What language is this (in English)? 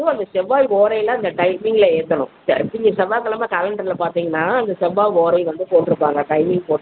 Tamil